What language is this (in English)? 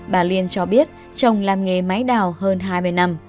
Vietnamese